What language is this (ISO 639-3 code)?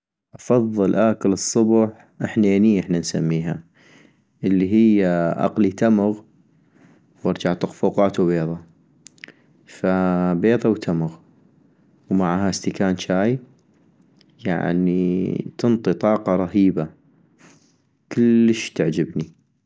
ayp